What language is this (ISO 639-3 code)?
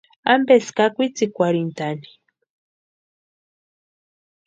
pua